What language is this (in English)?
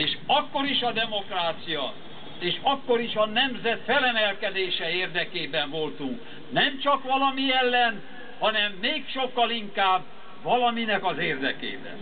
Hungarian